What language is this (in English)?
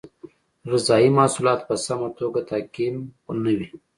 Pashto